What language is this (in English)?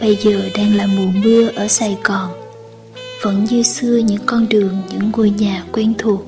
Vietnamese